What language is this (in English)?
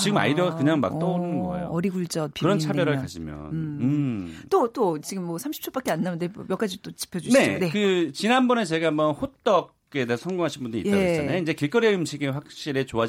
Korean